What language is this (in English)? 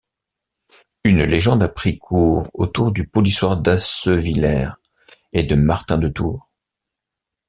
French